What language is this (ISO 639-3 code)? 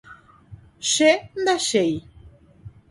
grn